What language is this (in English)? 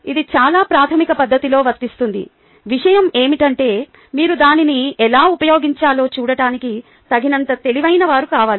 Telugu